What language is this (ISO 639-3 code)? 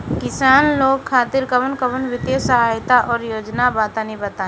bho